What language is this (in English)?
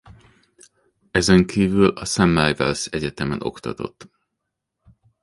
Hungarian